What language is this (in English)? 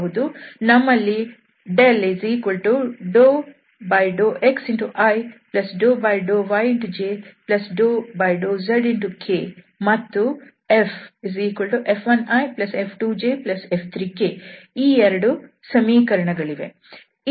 Kannada